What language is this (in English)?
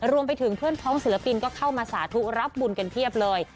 Thai